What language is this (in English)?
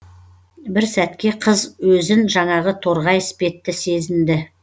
Kazakh